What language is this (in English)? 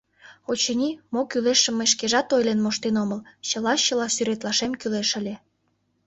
Mari